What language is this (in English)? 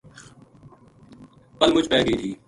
Gujari